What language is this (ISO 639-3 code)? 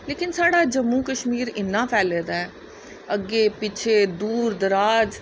doi